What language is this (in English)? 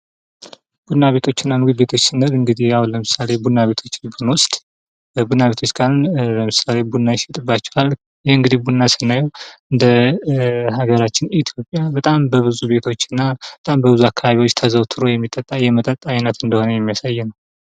Amharic